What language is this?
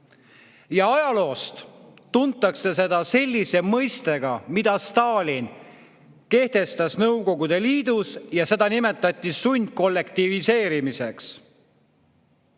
Estonian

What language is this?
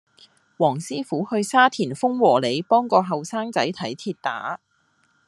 Cantonese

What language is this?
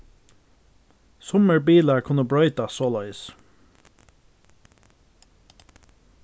Faroese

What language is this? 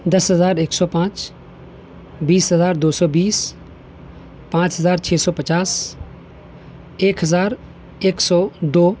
Urdu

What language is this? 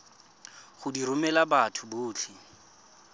Tswana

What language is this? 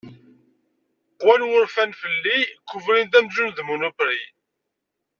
Kabyle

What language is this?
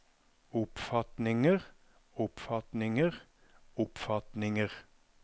Norwegian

